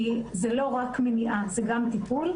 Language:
Hebrew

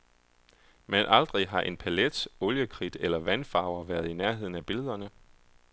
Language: Danish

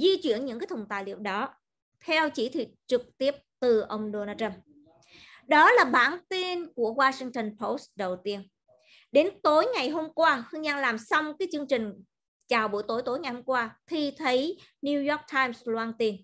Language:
Vietnamese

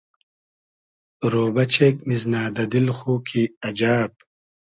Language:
Hazaragi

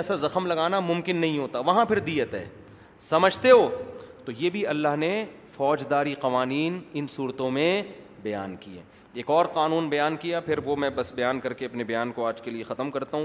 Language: Urdu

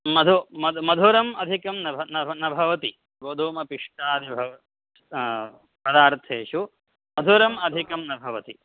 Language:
Sanskrit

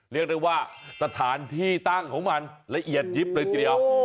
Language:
Thai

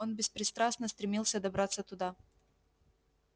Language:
Russian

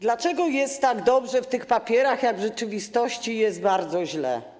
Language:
Polish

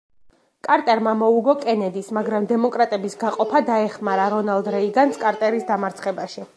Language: Georgian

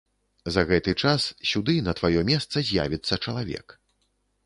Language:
Belarusian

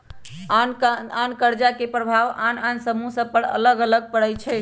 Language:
Magahi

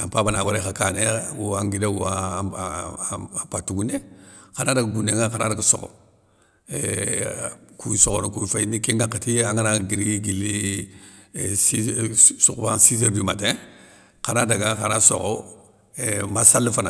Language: Soninke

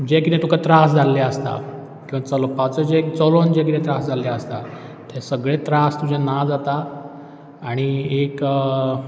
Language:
Konkani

